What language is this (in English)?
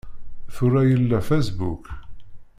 Kabyle